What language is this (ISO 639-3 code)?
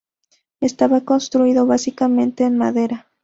spa